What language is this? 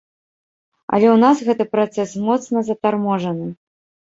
Belarusian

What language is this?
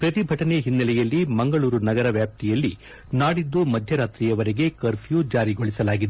Kannada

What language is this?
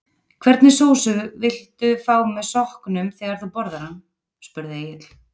Icelandic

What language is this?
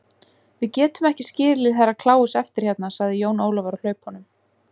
Icelandic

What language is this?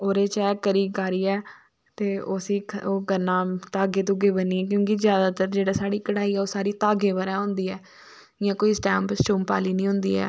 Dogri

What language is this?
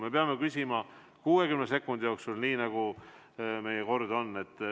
Estonian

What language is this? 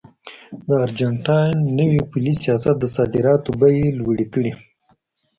Pashto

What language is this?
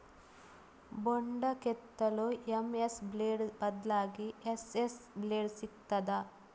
Kannada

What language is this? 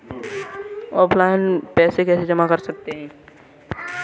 Hindi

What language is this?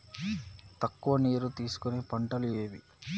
Telugu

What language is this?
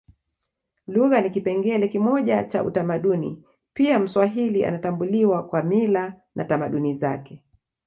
Swahili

